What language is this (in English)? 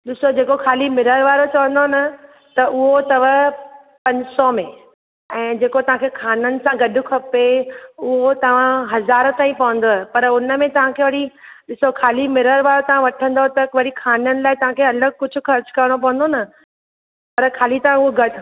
Sindhi